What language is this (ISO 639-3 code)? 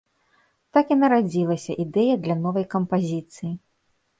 bel